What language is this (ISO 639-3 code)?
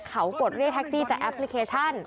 tha